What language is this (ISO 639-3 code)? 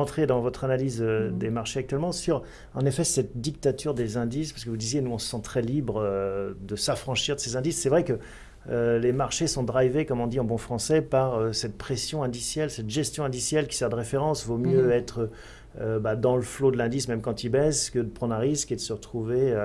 fra